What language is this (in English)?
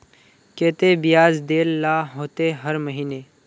Magahi